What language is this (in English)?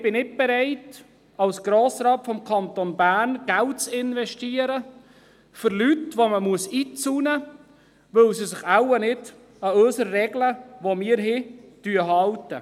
Swiss German